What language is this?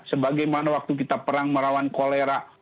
Indonesian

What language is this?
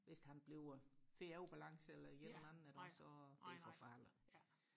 Danish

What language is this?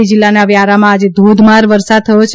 Gujarati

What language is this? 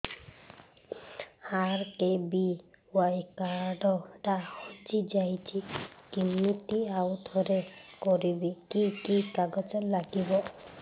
Odia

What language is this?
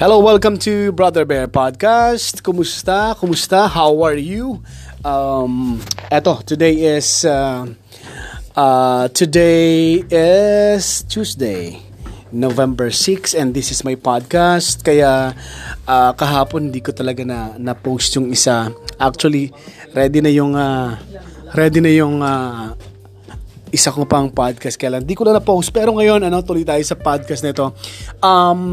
Filipino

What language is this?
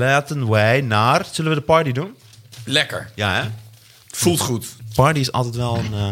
Dutch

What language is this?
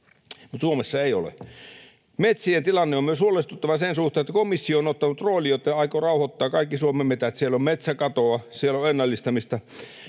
Finnish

